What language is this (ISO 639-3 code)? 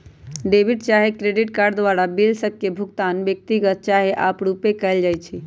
mag